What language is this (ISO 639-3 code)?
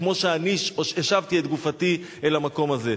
heb